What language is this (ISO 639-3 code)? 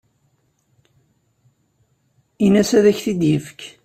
kab